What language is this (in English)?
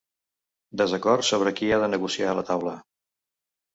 Catalan